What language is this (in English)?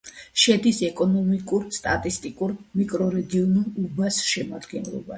Georgian